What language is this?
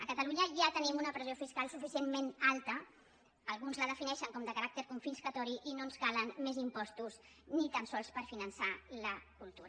Catalan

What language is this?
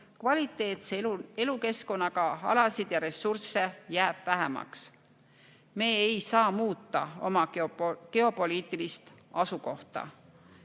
Estonian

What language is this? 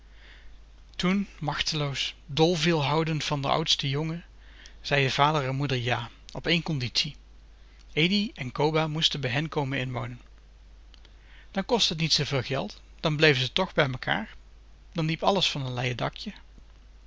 Dutch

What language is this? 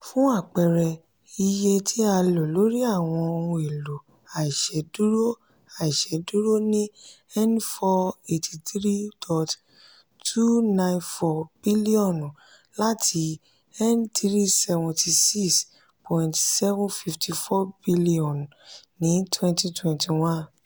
Yoruba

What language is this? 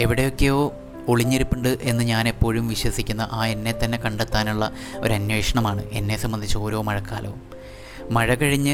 Malayalam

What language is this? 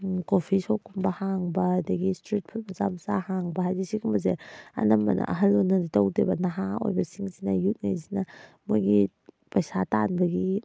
Manipuri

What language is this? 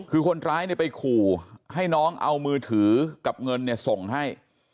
Thai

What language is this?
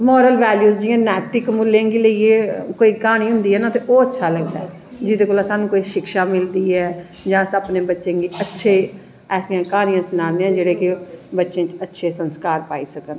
Dogri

